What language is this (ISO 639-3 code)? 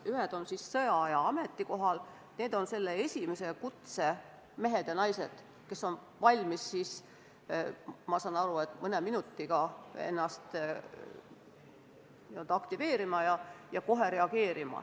est